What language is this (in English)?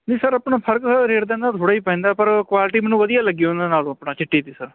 Punjabi